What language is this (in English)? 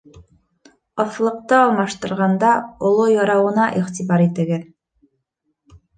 Bashkir